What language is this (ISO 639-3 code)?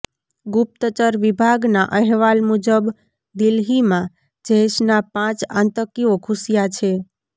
guj